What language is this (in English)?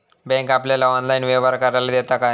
Marathi